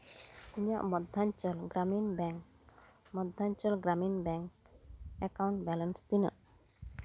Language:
Santali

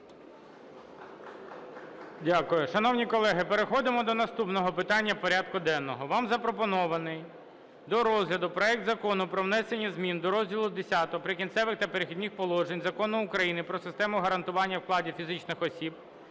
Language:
Ukrainian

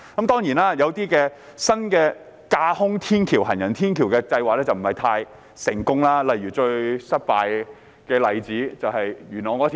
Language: Cantonese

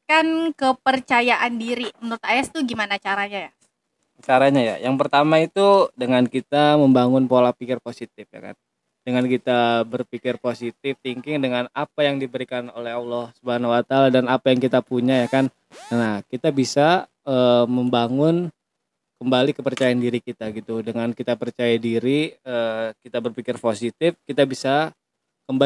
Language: Indonesian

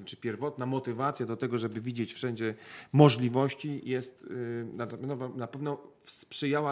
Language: Polish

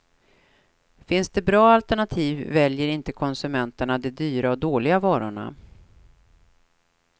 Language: Swedish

